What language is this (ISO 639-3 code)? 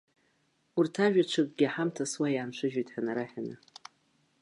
abk